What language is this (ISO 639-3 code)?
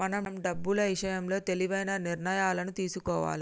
tel